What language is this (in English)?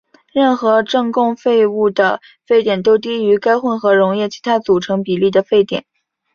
Chinese